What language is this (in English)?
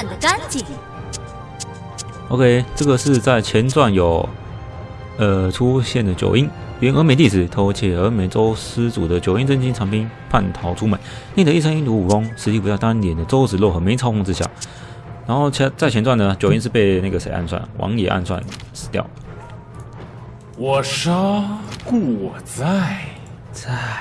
Chinese